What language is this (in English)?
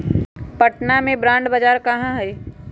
Magahi